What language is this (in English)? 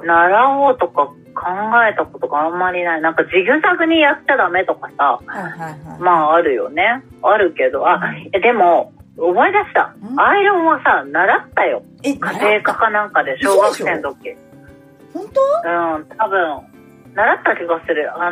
Japanese